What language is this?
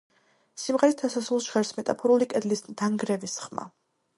Georgian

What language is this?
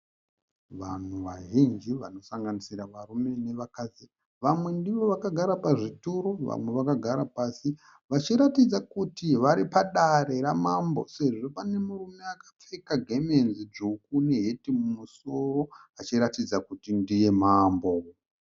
Shona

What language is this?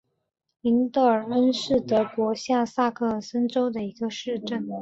Chinese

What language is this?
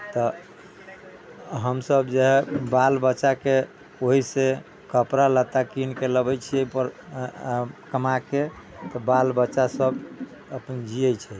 Maithili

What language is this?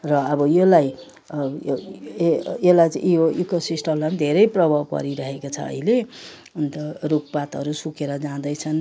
Nepali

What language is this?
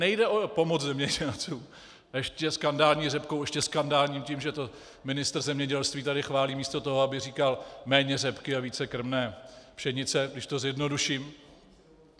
Czech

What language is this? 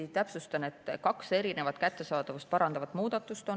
Estonian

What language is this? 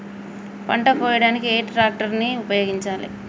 Telugu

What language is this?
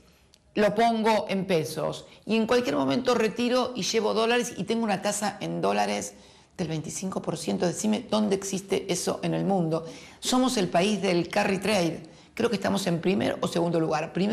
Spanish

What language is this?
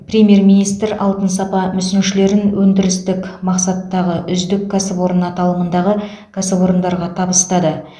Kazakh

